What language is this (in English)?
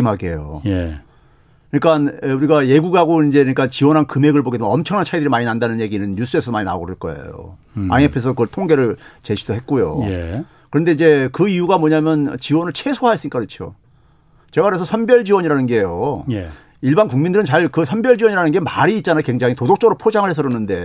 Korean